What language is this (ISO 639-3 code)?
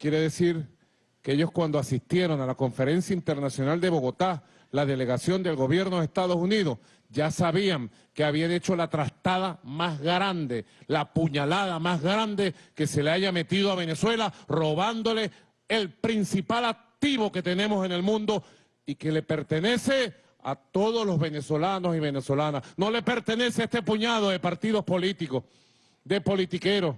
spa